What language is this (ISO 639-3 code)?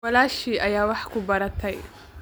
som